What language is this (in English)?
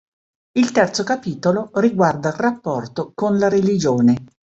Italian